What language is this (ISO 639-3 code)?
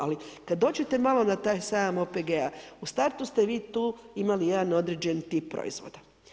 hrv